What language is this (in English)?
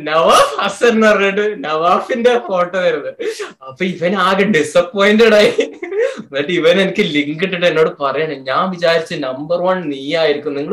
Malayalam